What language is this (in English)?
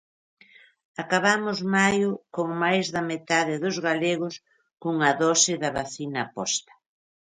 Galician